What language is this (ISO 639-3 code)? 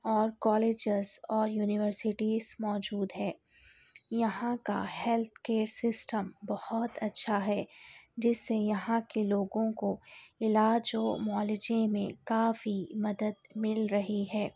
urd